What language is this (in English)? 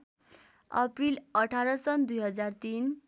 Nepali